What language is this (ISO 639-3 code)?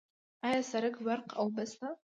pus